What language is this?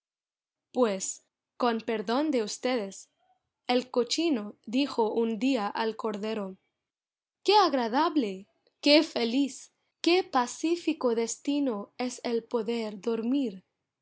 Spanish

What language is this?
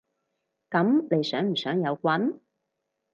Cantonese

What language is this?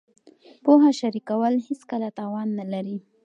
Pashto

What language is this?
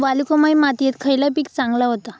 Marathi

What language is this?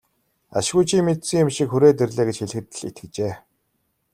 Mongolian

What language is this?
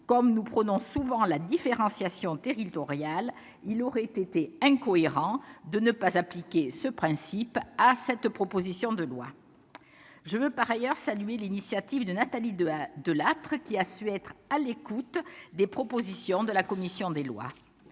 French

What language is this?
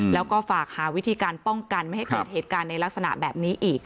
Thai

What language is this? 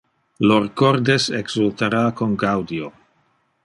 Interlingua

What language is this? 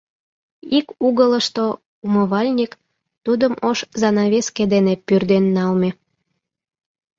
Mari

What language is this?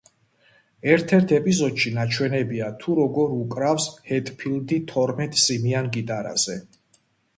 Georgian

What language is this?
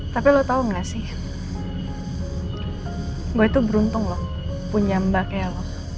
Indonesian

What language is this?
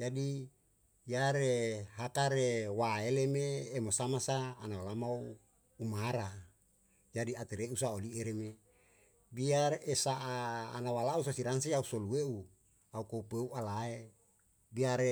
Yalahatan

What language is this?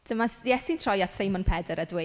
Welsh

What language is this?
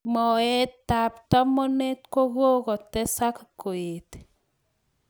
Kalenjin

